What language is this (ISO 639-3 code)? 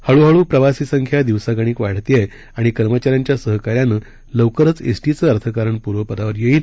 mar